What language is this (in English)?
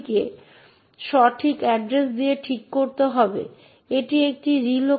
Bangla